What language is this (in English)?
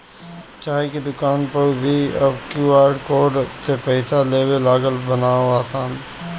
Bhojpuri